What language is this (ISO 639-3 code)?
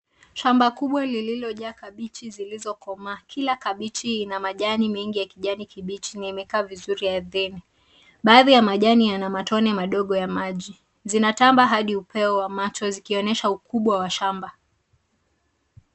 swa